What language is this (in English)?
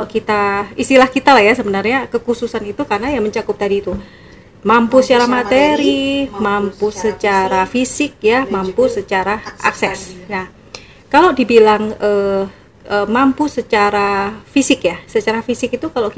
Indonesian